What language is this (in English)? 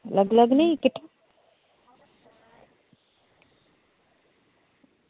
Dogri